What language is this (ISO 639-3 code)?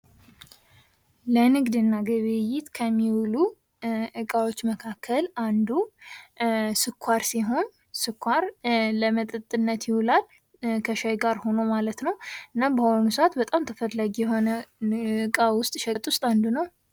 amh